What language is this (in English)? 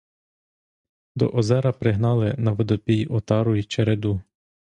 Ukrainian